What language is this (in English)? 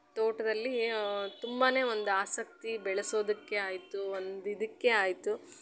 Kannada